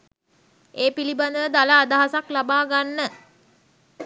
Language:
Sinhala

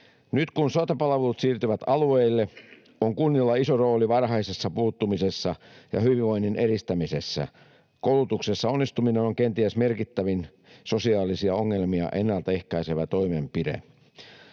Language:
Finnish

